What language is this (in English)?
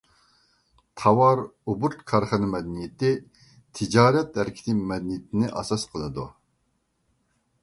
Uyghur